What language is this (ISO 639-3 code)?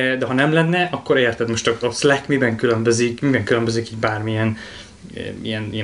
hun